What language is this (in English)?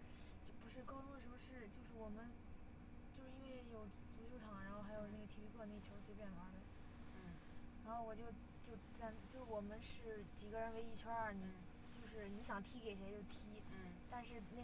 Chinese